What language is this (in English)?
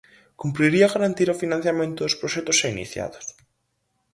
Galician